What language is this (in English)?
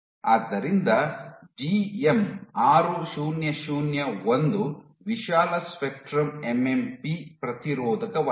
Kannada